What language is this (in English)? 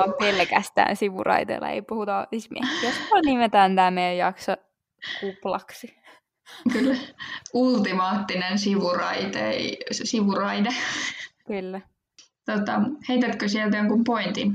Finnish